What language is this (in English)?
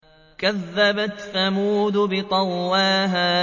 Arabic